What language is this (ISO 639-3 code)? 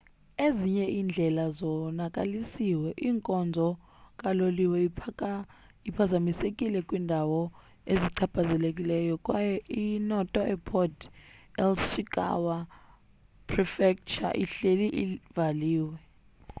xho